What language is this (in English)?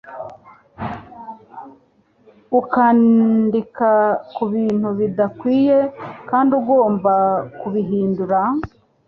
Kinyarwanda